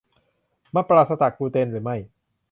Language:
Thai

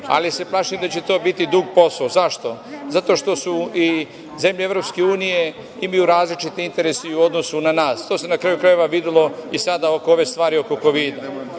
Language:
Serbian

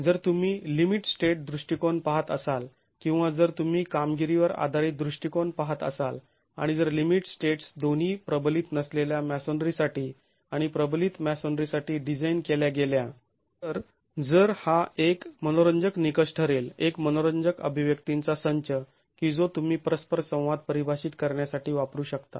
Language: Marathi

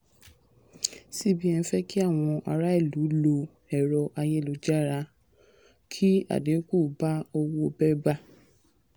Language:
Yoruba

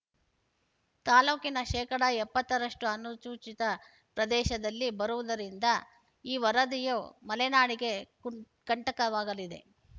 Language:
Kannada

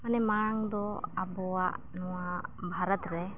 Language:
Santali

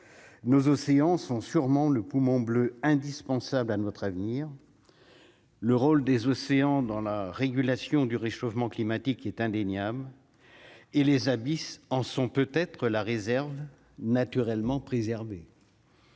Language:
French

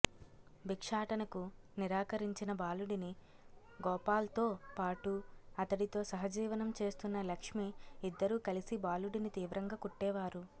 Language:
Telugu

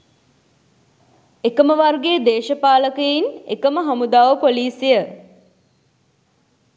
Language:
Sinhala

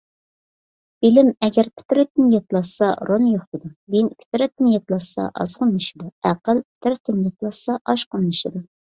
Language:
Uyghur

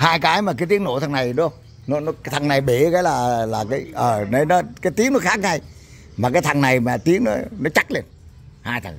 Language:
Vietnamese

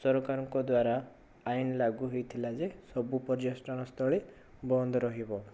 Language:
Odia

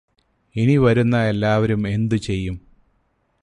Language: Malayalam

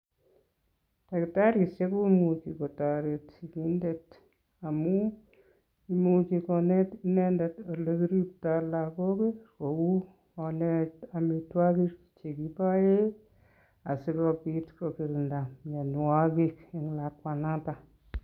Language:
Kalenjin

